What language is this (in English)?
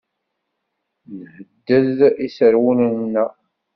Kabyle